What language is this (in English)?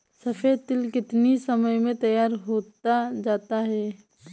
Hindi